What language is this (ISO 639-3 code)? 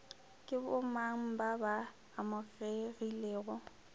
nso